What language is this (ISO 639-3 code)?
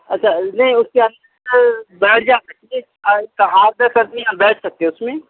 urd